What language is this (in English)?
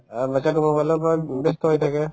Assamese